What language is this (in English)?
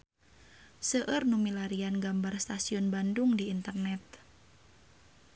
Sundanese